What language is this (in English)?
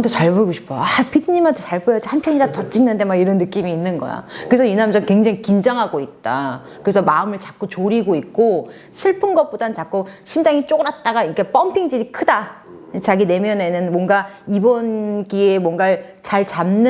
Korean